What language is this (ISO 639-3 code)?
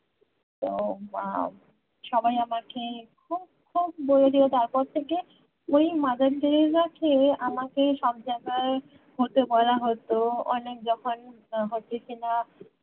ben